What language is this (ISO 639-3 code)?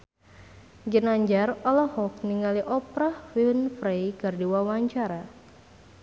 sun